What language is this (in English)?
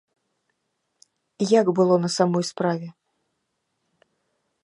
Belarusian